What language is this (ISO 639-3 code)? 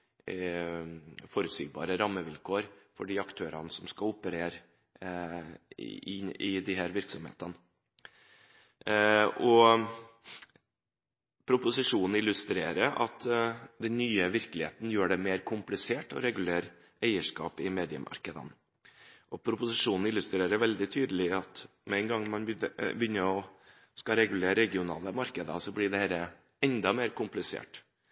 nob